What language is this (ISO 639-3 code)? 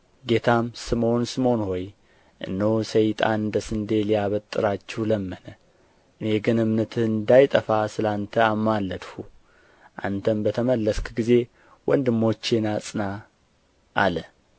amh